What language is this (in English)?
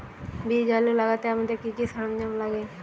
Bangla